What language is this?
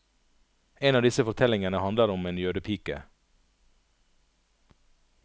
Norwegian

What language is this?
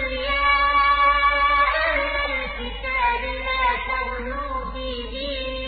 Arabic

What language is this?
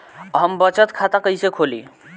Bhojpuri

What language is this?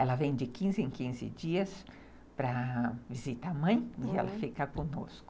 Portuguese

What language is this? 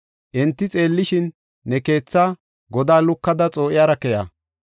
Gofa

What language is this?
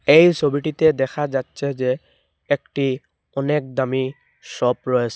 Bangla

